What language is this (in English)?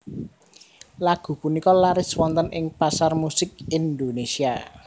Javanese